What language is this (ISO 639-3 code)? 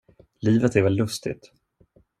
swe